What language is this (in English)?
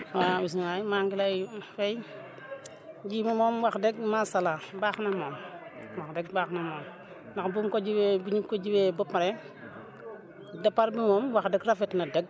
Wolof